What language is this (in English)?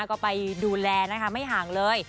Thai